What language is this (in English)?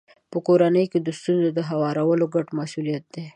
Pashto